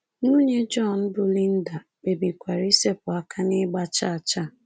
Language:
Igbo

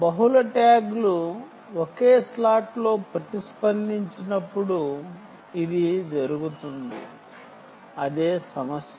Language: Telugu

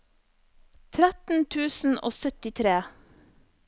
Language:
Norwegian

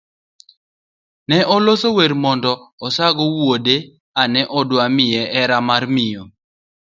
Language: Luo (Kenya and Tanzania)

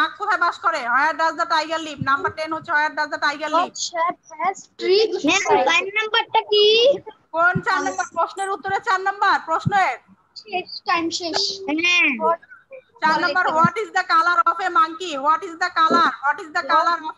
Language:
Indonesian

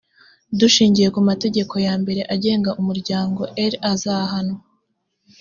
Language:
Kinyarwanda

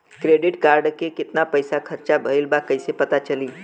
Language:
Bhojpuri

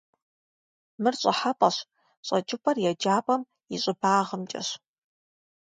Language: Kabardian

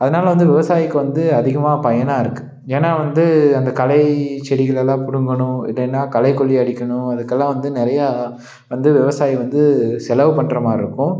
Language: Tamil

